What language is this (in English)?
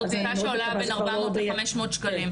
Hebrew